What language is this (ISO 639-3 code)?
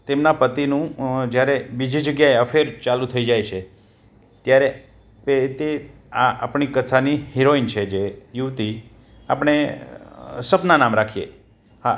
guj